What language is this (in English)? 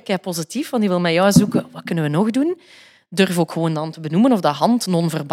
Dutch